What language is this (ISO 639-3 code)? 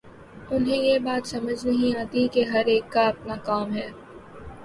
urd